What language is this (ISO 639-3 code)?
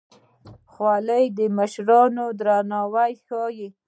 pus